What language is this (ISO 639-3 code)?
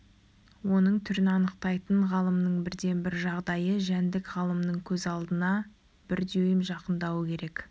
kaz